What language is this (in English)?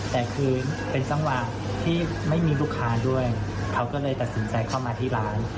Thai